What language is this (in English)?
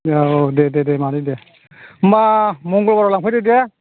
Bodo